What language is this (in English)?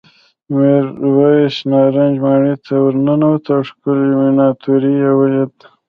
Pashto